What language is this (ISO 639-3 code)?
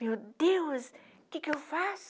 por